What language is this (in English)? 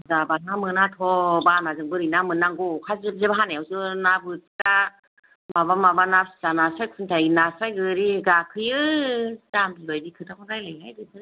Bodo